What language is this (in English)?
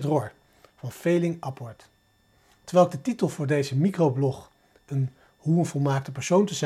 Dutch